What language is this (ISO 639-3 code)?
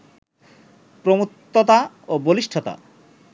ben